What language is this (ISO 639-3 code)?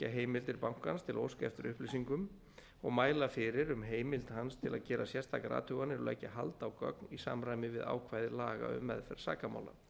isl